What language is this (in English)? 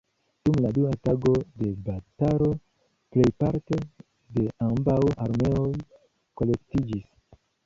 Esperanto